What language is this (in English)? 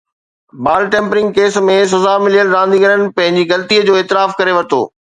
Sindhi